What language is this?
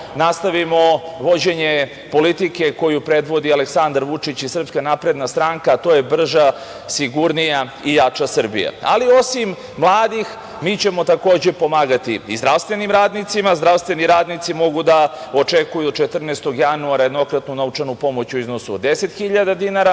Serbian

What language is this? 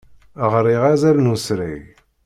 Kabyle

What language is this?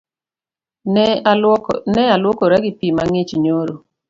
Luo (Kenya and Tanzania)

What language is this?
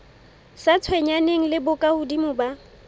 Southern Sotho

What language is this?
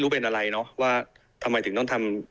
Thai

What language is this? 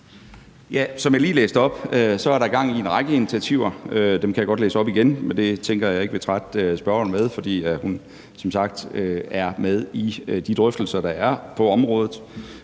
Danish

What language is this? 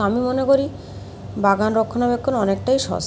Bangla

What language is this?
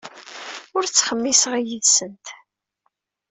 Kabyle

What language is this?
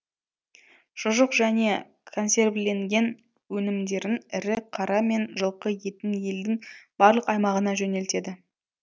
Kazakh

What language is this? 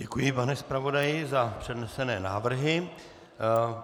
Czech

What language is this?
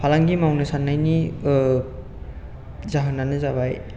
Bodo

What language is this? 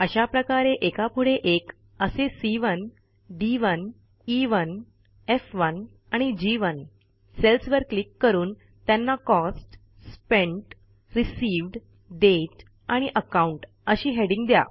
Marathi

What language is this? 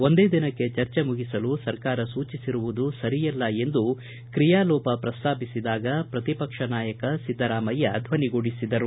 Kannada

